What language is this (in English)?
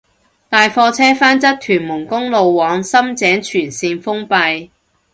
Cantonese